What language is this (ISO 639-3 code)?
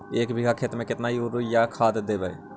mag